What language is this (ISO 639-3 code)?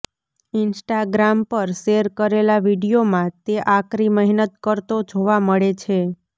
guj